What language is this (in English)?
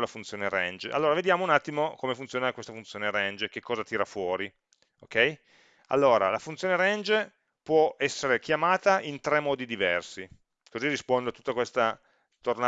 Italian